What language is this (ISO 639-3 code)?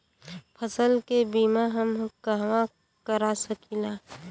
bho